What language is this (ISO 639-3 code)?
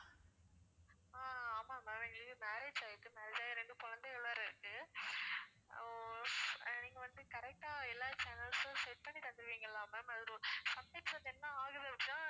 tam